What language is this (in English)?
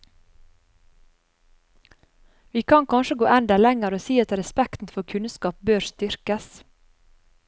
Norwegian